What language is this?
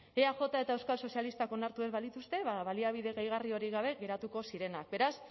Basque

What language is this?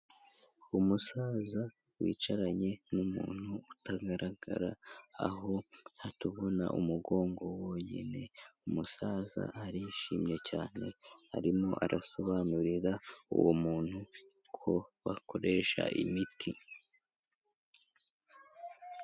Kinyarwanda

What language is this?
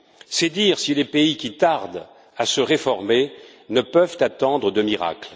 French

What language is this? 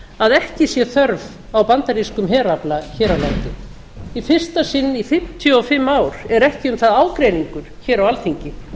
Icelandic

